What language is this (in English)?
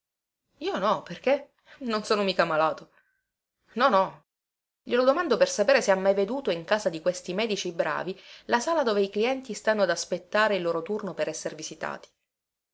Italian